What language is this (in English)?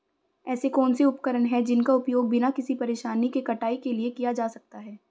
Hindi